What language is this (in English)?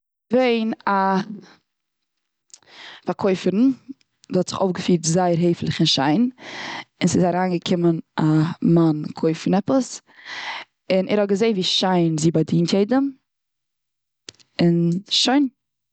Yiddish